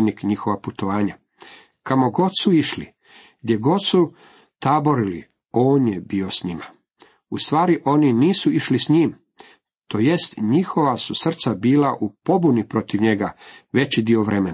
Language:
Croatian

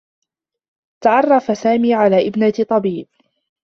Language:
Arabic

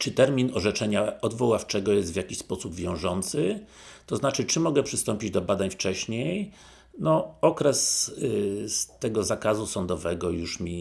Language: Polish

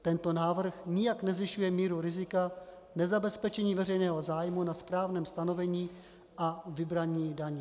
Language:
Czech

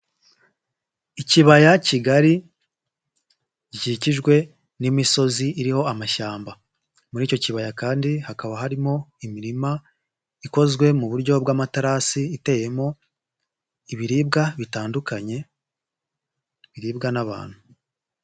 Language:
Kinyarwanda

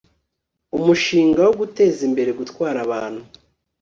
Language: Kinyarwanda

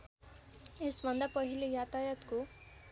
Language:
Nepali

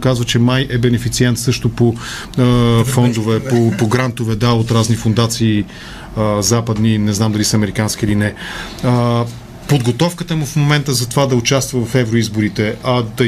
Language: Bulgarian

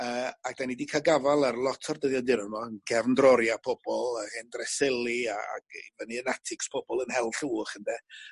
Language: Welsh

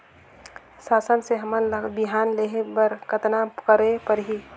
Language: Chhattisgarhi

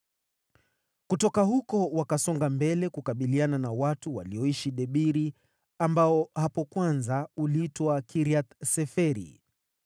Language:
Swahili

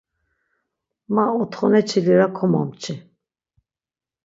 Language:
Laz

